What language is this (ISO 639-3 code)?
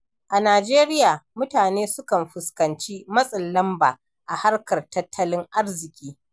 hau